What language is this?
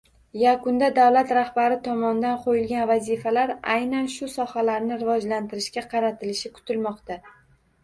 Uzbek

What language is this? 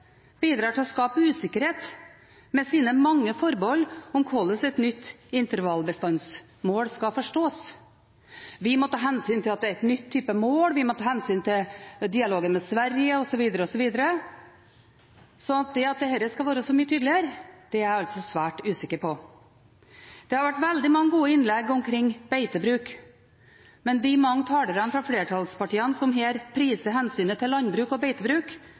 Norwegian Bokmål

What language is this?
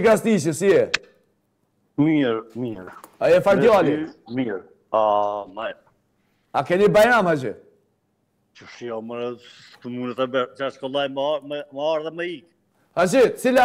Romanian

